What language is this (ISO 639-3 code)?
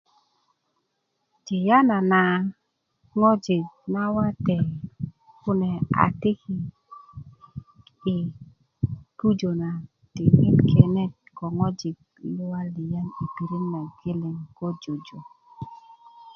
ukv